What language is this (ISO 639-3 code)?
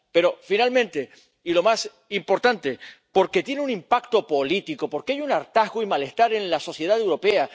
spa